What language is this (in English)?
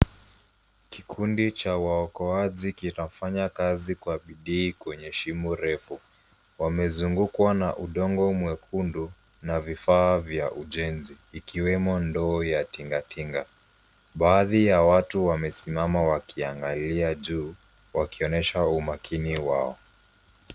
Swahili